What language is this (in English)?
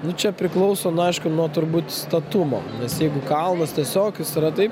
Lithuanian